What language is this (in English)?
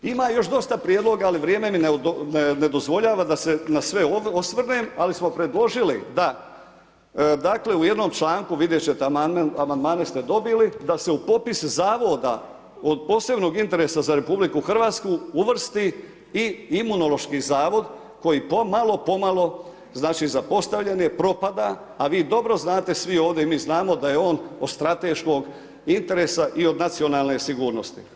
Croatian